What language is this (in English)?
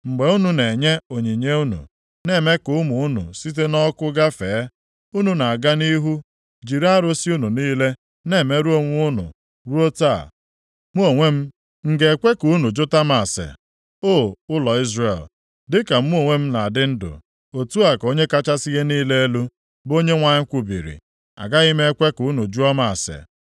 Igbo